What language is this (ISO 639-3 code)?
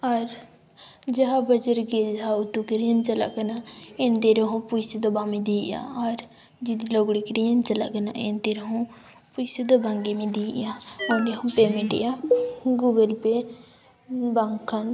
sat